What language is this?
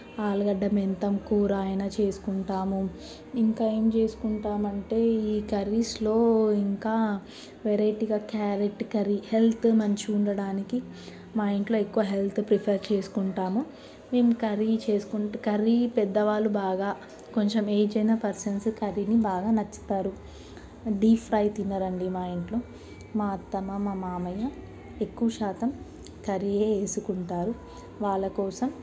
Telugu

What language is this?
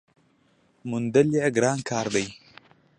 Pashto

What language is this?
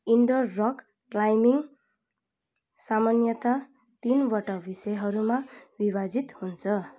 Nepali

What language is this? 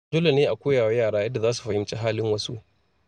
Hausa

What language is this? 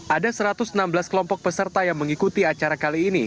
Indonesian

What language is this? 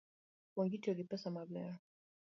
Luo (Kenya and Tanzania)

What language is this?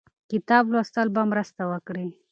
Pashto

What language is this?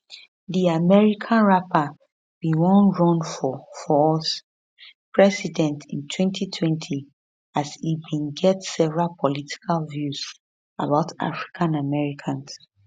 Nigerian Pidgin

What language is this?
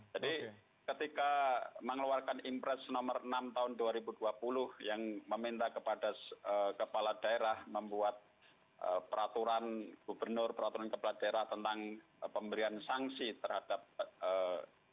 Indonesian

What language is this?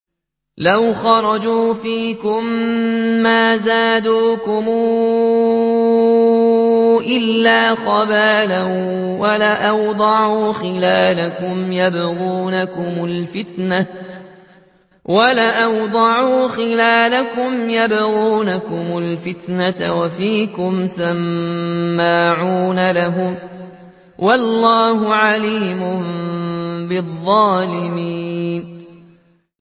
Arabic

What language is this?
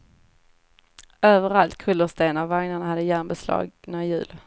Swedish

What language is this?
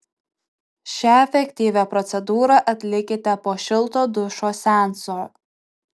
Lithuanian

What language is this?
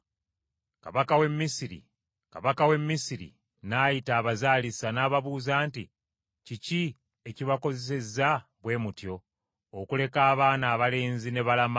Ganda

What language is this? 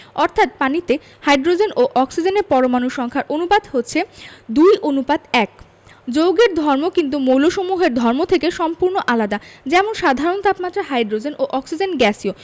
Bangla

